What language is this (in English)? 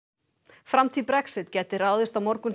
Icelandic